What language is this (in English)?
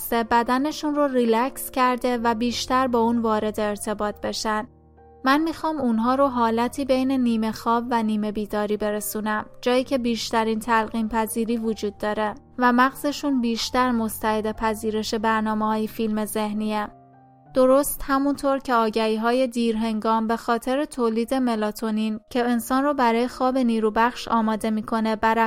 Persian